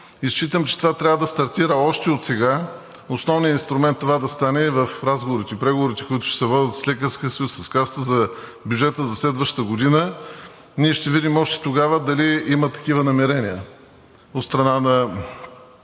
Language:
Bulgarian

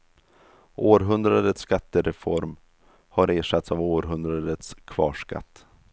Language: Swedish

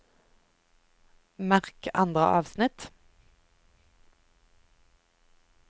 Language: Norwegian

